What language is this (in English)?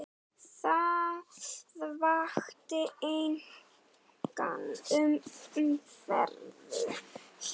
Icelandic